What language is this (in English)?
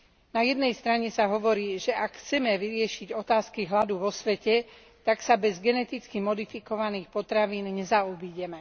Slovak